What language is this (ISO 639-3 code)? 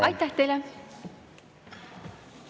est